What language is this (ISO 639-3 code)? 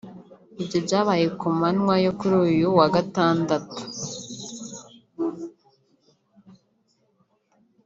kin